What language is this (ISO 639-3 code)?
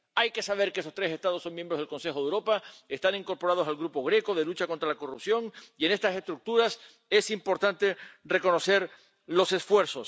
spa